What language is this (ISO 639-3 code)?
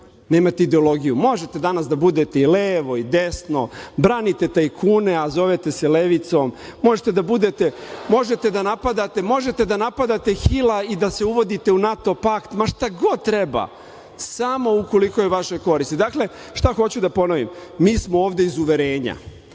srp